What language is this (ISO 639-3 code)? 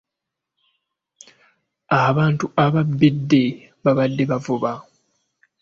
lug